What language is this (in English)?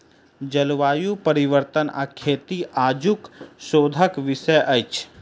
Maithili